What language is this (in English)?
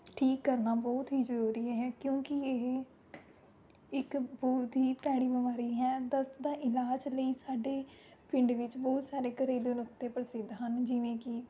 Punjabi